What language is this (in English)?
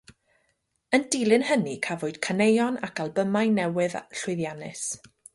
Welsh